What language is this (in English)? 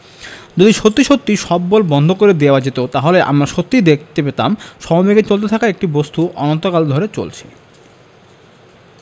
Bangla